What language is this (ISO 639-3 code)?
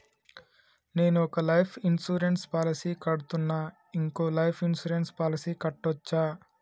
tel